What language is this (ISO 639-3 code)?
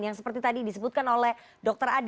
ind